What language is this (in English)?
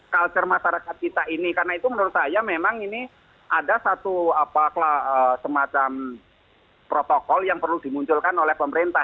Indonesian